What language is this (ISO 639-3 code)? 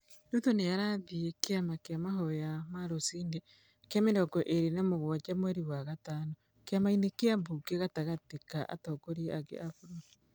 kik